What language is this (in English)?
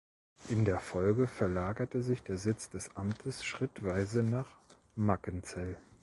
German